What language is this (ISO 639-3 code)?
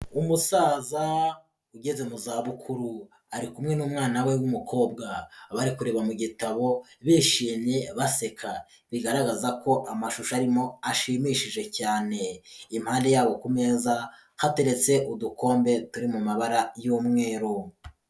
kin